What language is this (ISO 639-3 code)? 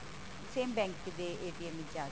pan